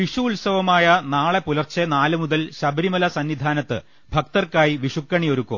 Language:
Malayalam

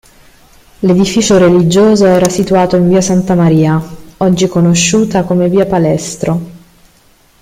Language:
Italian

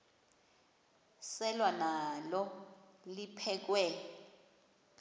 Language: Xhosa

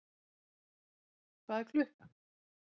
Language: Icelandic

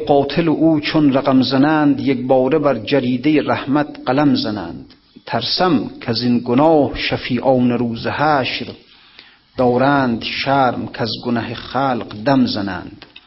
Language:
Persian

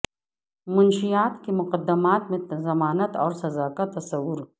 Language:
Urdu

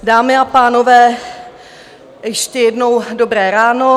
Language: Czech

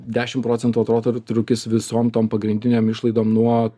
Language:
Lithuanian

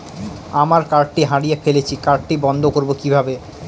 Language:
Bangla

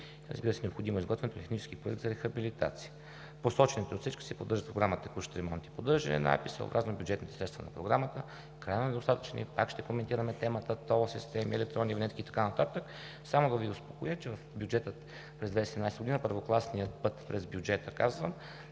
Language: Bulgarian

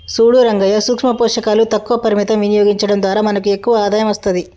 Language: Telugu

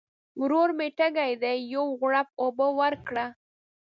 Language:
Pashto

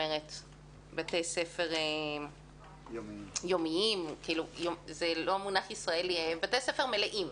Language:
Hebrew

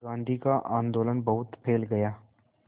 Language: Hindi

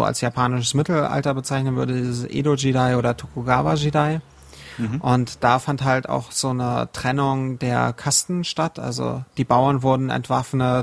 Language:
German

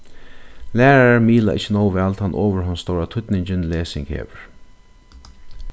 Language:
Faroese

